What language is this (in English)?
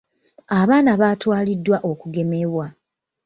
Ganda